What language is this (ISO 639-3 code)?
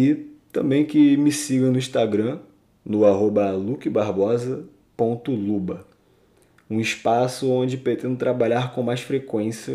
por